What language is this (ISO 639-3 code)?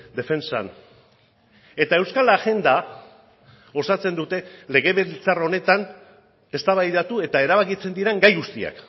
eus